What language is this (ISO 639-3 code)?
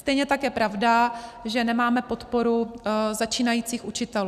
ces